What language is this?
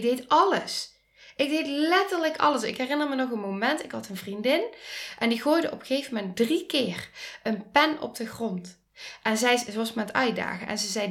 Dutch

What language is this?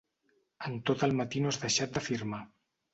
Catalan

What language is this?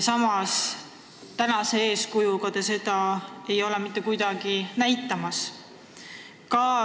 Estonian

